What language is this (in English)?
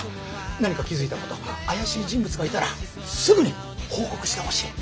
Japanese